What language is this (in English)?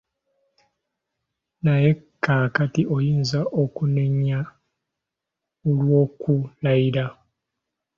Ganda